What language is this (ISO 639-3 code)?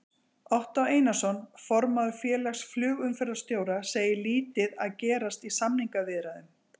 isl